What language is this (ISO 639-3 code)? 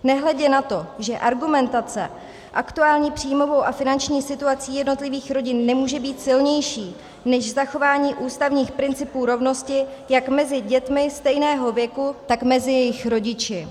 ces